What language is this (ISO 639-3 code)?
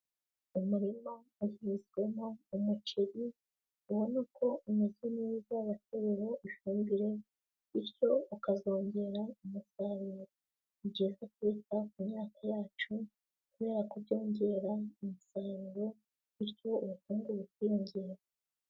kin